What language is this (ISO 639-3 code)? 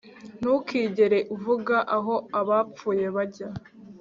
kin